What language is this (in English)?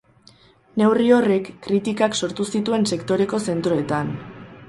Basque